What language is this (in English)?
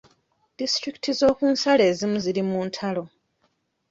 Ganda